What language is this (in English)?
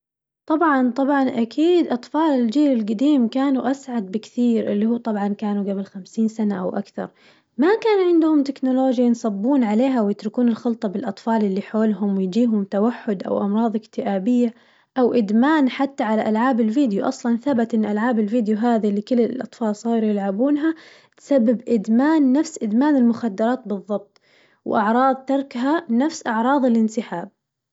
Najdi Arabic